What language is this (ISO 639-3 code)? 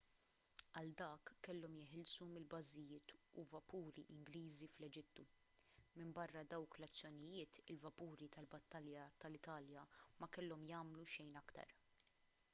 mlt